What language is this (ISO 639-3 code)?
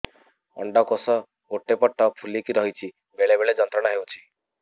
ori